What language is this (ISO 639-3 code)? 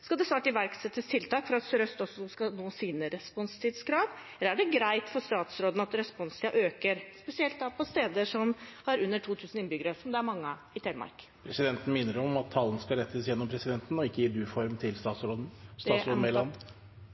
nor